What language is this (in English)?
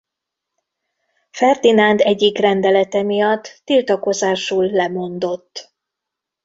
Hungarian